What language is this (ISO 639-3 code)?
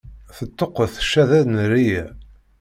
kab